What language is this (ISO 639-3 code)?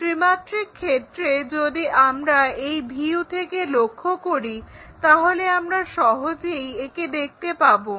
ben